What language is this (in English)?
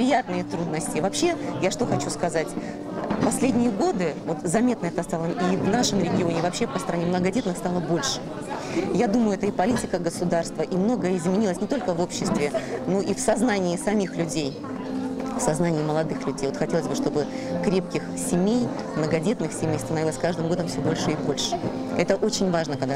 Russian